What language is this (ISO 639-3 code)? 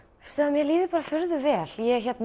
isl